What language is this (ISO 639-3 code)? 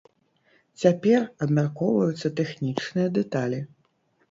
bel